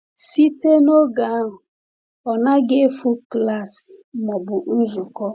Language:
Igbo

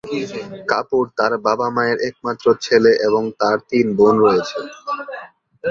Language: Bangla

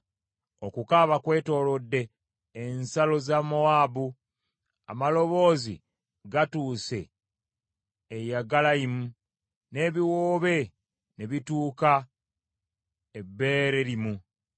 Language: Ganda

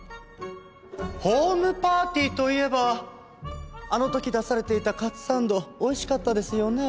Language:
Japanese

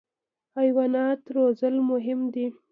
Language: Pashto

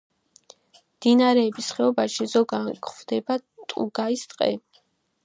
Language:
Georgian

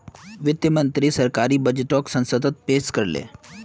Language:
Magahi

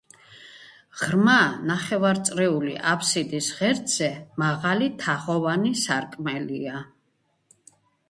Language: Georgian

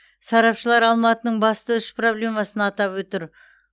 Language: Kazakh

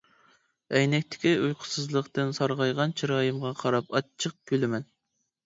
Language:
Uyghur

